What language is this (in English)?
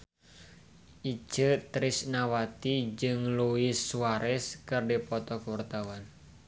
Sundanese